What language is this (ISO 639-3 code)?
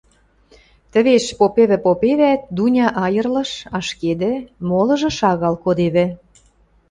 mrj